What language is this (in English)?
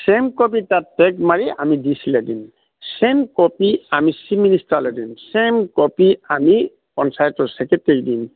Assamese